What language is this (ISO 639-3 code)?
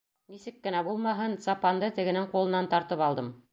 bak